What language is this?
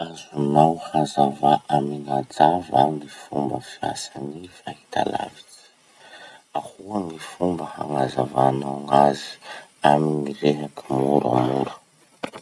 Masikoro Malagasy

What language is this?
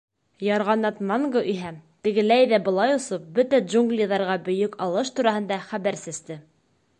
Bashkir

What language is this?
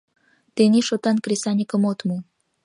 Mari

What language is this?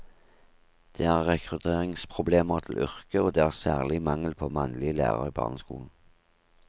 Norwegian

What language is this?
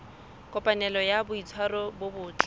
Southern Sotho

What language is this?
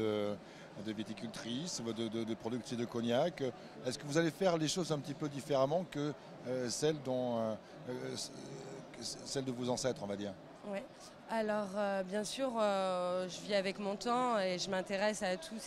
French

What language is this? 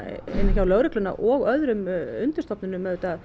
Icelandic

